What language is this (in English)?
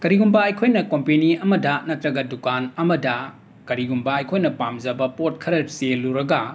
Manipuri